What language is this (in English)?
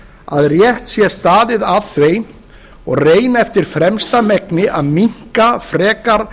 Icelandic